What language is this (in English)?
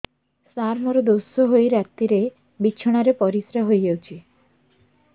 Odia